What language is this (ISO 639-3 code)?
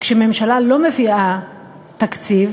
heb